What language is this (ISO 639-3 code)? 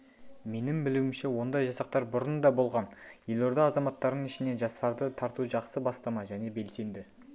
kaz